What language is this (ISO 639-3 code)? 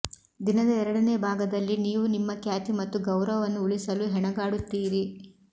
kan